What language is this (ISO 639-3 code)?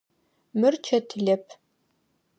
ady